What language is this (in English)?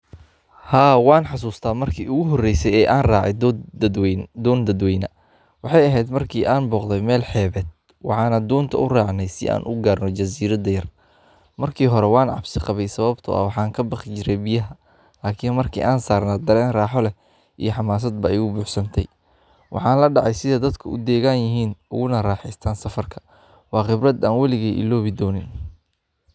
Somali